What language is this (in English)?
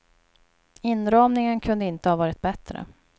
Swedish